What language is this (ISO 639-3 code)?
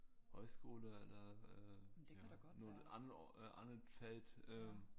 dan